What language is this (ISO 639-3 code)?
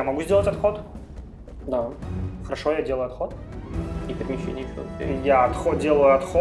rus